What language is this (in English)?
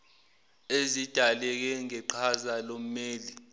Zulu